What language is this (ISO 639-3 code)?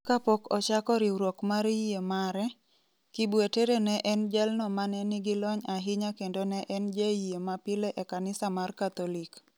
luo